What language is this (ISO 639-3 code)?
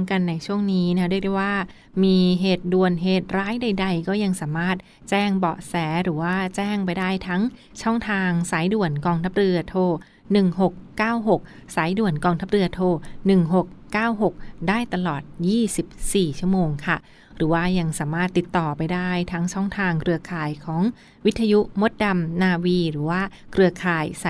tha